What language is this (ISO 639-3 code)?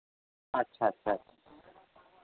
sat